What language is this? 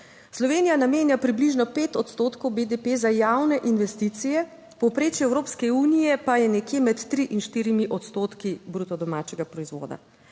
Slovenian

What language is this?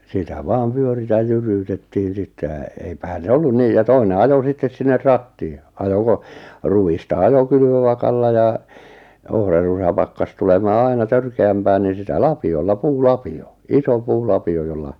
Finnish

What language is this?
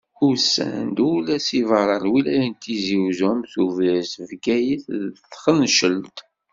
Kabyle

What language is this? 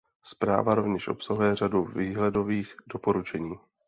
Czech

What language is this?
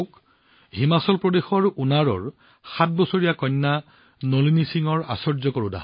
Assamese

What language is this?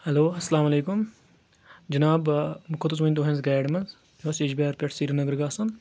Kashmiri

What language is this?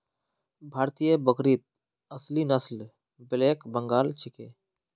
Magahi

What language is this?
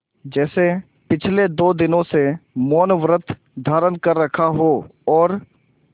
Hindi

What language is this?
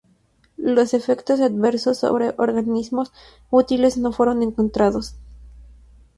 Spanish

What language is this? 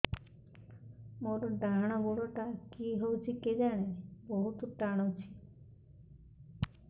Odia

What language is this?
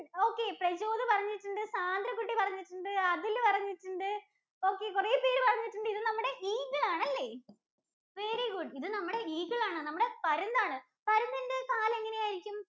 Malayalam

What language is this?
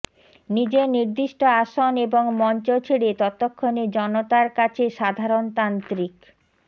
Bangla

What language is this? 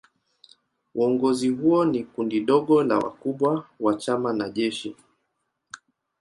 Swahili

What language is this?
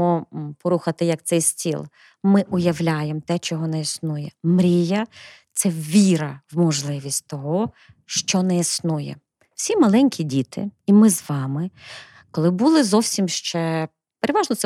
Ukrainian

